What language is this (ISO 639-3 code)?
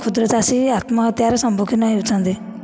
ori